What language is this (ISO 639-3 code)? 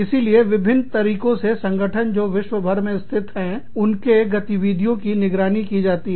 hin